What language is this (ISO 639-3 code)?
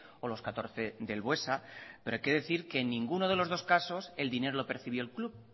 spa